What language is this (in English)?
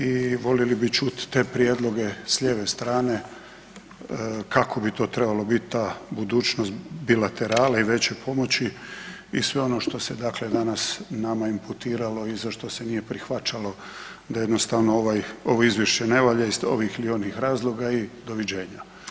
Croatian